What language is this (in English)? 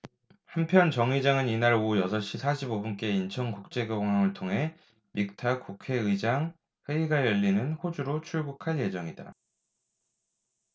Korean